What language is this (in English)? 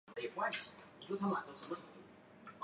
Chinese